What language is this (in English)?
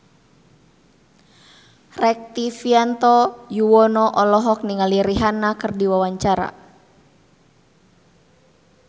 Sundanese